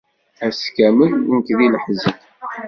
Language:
Kabyle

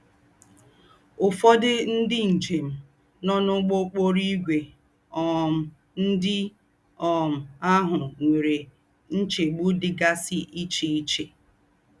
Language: Igbo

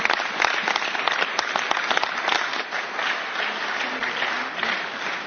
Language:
German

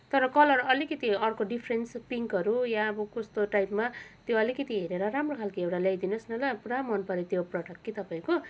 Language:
Nepali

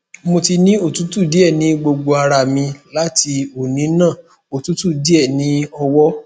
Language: Yoruba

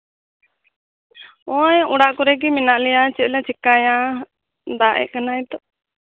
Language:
Santali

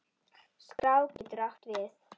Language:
Icelandic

